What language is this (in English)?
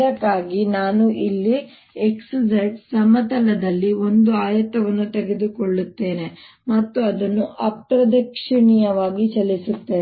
Kannada